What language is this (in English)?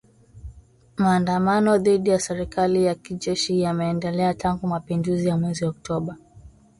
Swahili